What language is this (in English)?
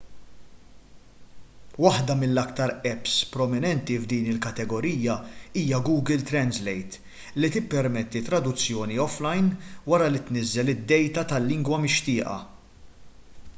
Maltese